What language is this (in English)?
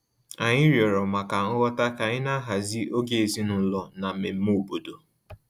Igbo